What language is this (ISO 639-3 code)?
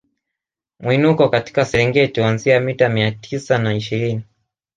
swa